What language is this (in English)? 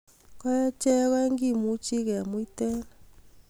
Kalenjin